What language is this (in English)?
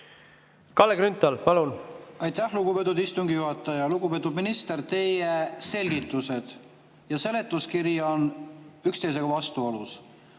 Estonian